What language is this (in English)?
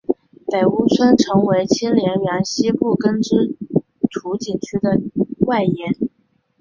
Chinese